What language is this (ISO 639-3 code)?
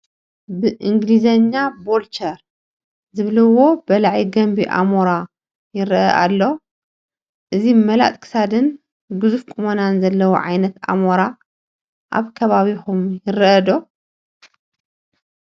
tir